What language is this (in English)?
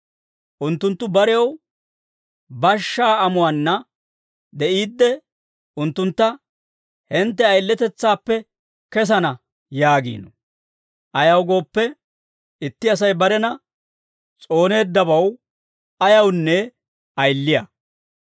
Dawro